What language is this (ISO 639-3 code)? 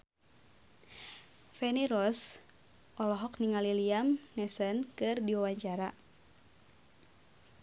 sun